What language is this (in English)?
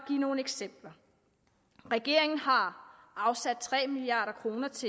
Danish